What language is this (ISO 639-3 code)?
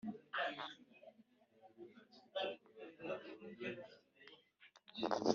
kin